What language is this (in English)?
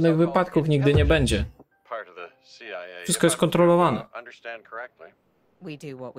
Polish